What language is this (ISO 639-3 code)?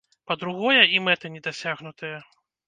bel